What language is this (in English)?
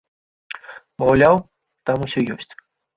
Belarusian